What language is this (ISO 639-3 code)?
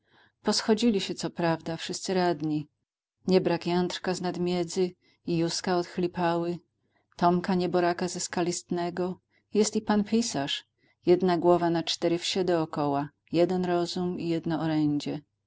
pol